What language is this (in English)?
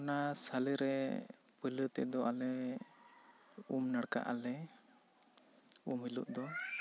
Santali